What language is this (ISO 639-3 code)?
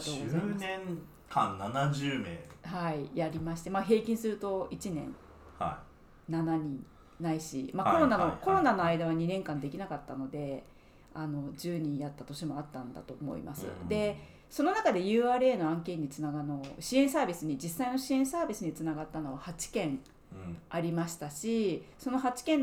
jpn